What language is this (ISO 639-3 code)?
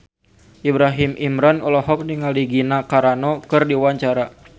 sun